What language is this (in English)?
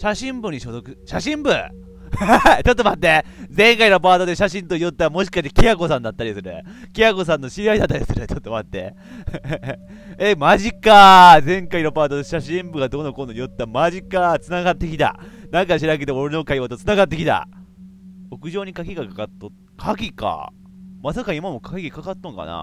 Japanese